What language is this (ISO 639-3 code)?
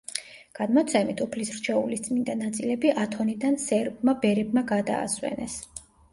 kat